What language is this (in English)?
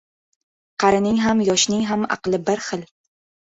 Uzbek